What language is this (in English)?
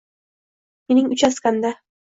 Uzbek